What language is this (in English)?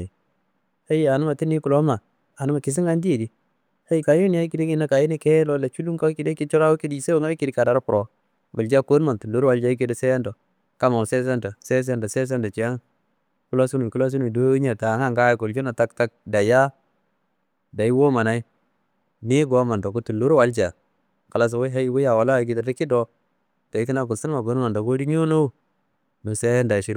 Kanembu